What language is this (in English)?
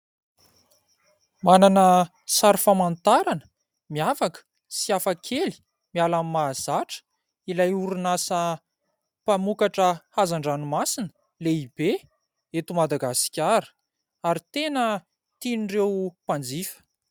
Malagasy